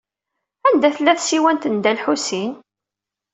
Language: Kabyle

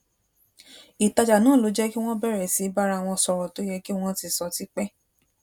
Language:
Yoruba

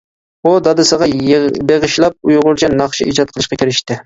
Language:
Uyghur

